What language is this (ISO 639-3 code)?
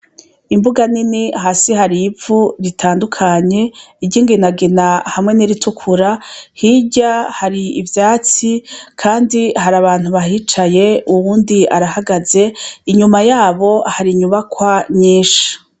run